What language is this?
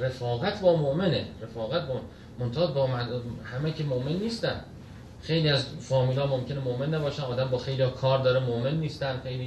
Persian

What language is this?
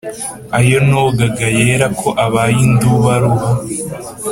Kinyarwanda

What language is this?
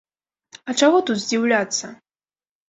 Belarusian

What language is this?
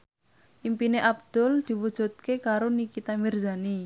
Javanese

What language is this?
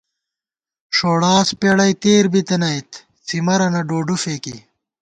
Gawar-Bati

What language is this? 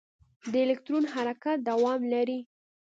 Pashto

